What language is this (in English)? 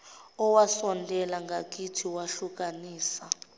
Zulu